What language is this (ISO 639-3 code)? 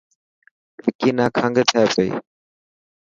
mki